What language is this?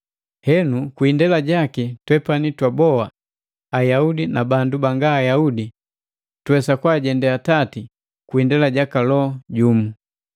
Matengo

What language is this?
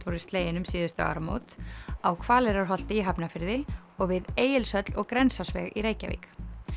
Icelandic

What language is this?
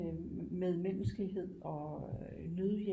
Danish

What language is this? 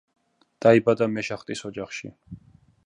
Georgian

